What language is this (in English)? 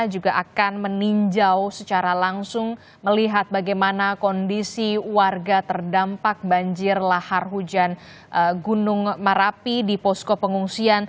Indonesian